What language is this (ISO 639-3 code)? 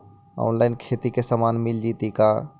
mag